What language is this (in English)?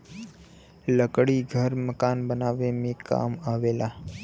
Bhojpuri